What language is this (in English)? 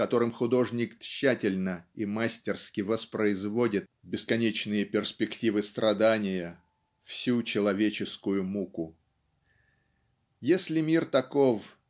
Russian